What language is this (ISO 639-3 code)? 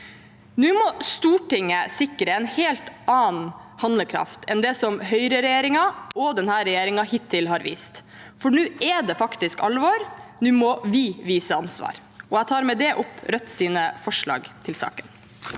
nor